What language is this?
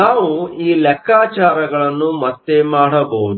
Kannada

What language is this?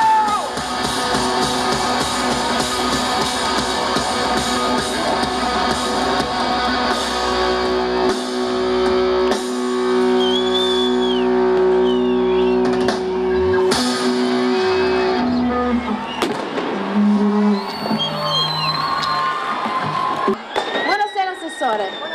Italian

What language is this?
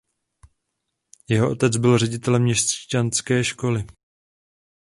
Czech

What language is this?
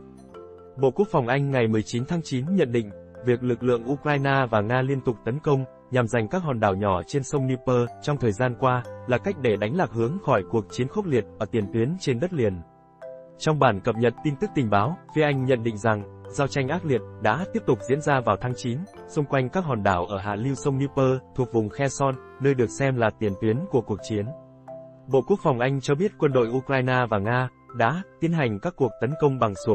Vietnamese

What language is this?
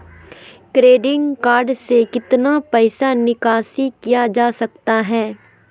Magahi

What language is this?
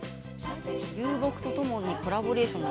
Japanese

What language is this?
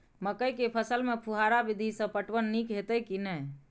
Maithili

